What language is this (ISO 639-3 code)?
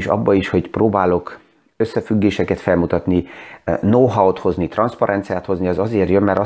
hun